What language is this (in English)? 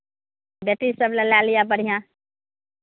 Maithili